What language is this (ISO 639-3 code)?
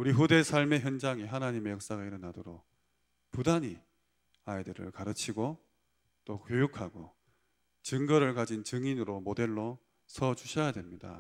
kor